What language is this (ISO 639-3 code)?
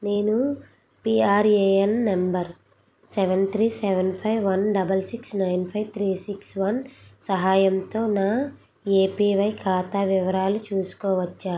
tel